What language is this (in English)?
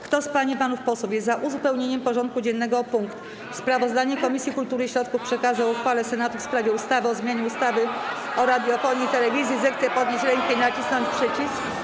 Polish